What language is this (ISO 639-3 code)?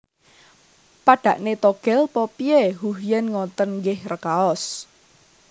jav